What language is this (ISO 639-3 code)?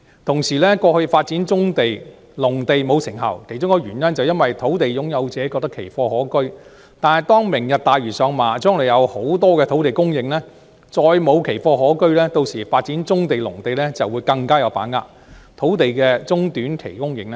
yue